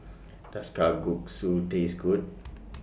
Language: English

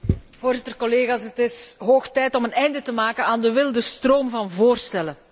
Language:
Dutch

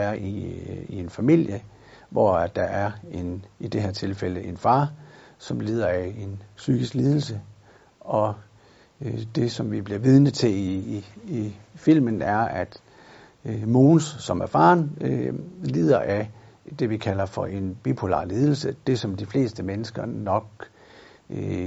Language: Danish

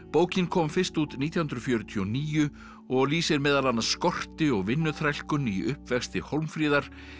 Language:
Icelandic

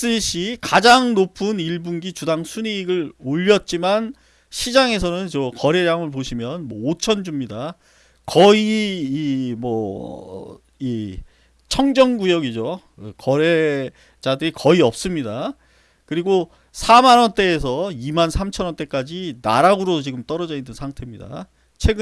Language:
Korean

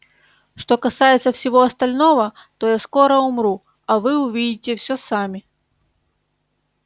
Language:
Russian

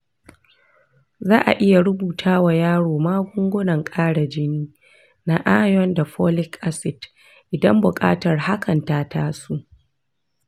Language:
Hausa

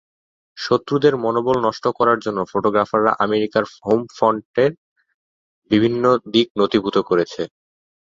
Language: Bangla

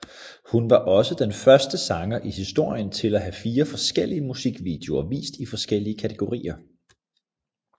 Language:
Danish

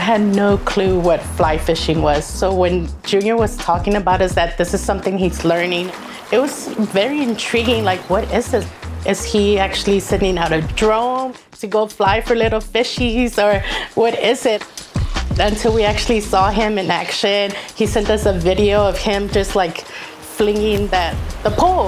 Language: English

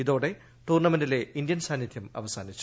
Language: Malayalam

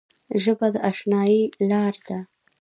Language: Pashto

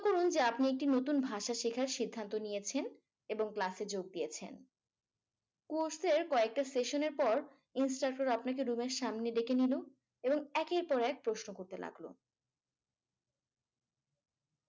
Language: Bangla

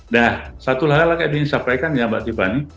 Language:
Indonesian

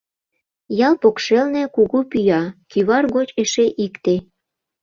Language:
Mari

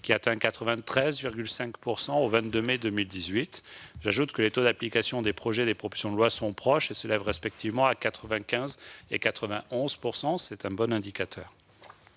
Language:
French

